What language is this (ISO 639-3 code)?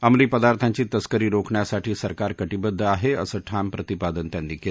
mar